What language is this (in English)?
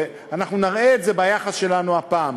Hebrew